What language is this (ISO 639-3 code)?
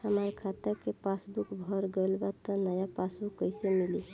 bho